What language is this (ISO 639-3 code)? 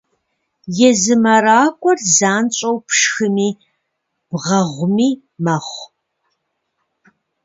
kbd